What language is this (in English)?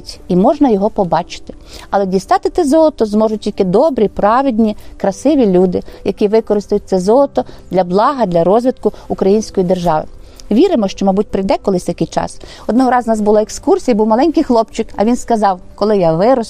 Ukrainian